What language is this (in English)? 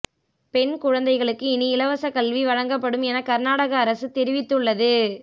Tamil